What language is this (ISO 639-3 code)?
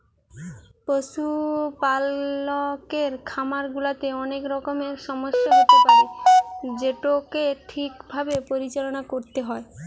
ben